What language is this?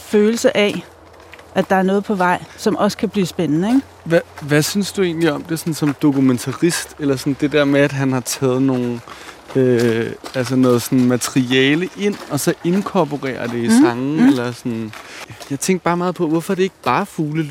Danish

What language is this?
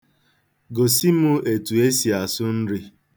Igbo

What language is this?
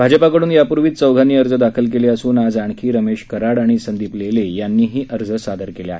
Marathi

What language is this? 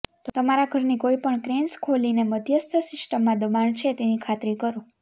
Gujarati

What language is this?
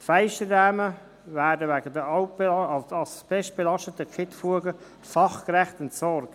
Swiss German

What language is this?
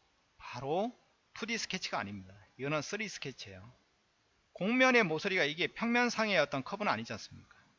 Korean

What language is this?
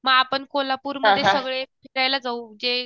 Marathi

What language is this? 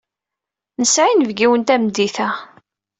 Kabyle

